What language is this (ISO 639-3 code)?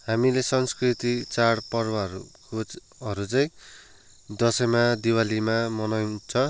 nep